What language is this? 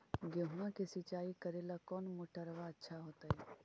Magahi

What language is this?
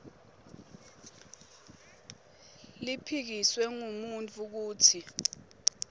Swati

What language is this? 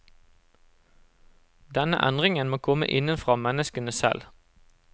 Norwegian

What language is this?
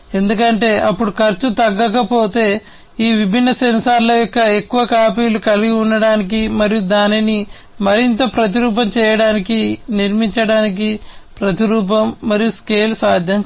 Telugu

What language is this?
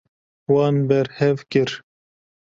Kurdish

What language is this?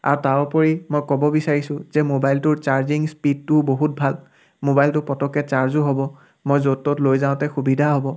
Assamese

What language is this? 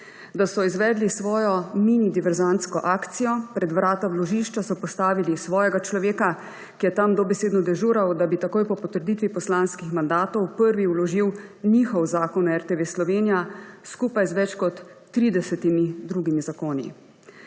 Slovenian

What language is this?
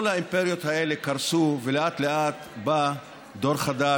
Hebrew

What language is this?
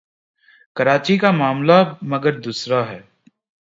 Urdu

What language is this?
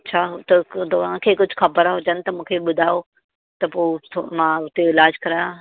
Sindhi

